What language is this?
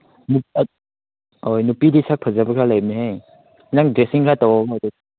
Manipuri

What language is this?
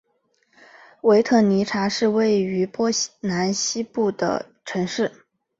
Chinese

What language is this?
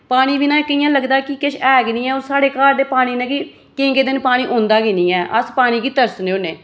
Dogri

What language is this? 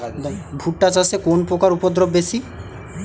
Bangla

